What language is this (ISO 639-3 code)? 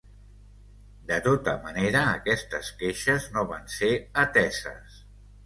cat